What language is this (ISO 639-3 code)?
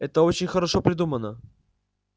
rus